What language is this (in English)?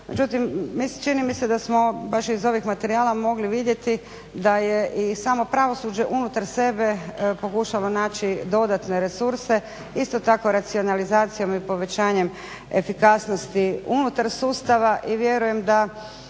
Croatian